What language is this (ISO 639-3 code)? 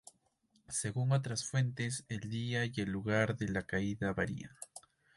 spa